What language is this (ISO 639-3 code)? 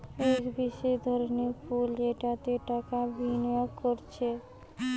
ben